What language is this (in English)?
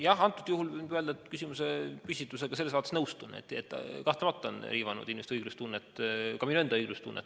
Estonian